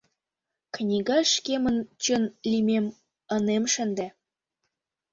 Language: Mari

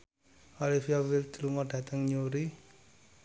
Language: Javanese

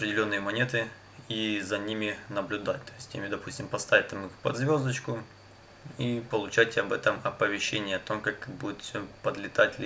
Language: Russian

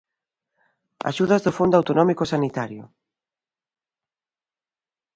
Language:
Galician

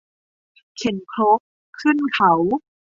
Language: Thai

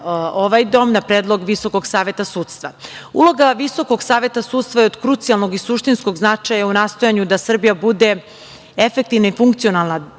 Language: Serbian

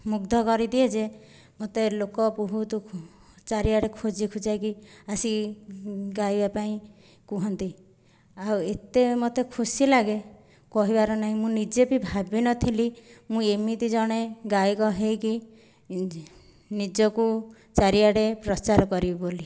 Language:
Odia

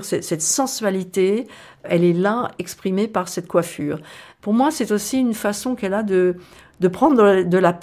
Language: French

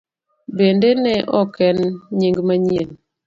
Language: Luo (Kenya and Tanzania)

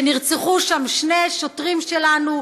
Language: Hebrew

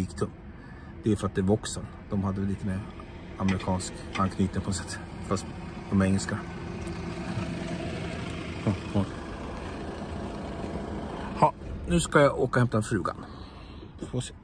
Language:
Swedish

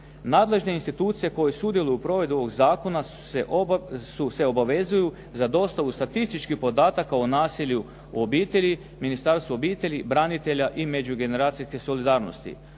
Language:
Croatian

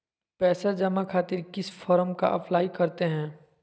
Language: Magahi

